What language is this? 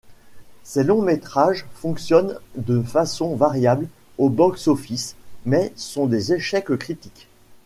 French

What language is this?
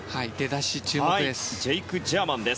Japanese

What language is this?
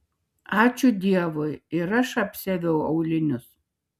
Lithuanian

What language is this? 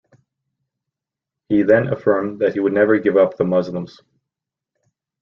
English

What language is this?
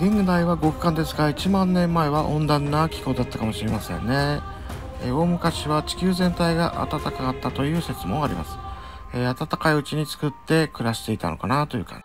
Japanese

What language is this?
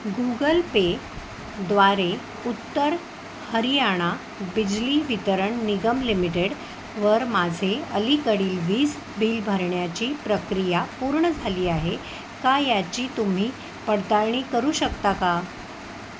Marathi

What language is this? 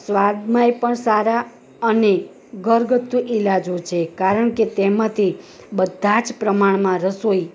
Gujarati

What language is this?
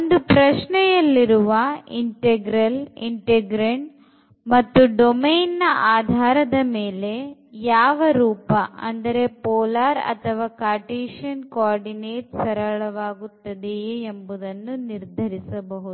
Kannada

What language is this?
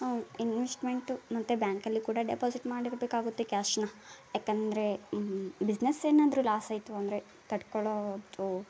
Kannada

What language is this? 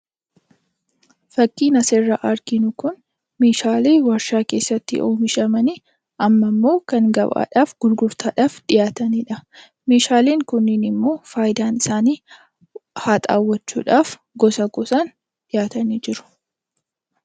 Oromo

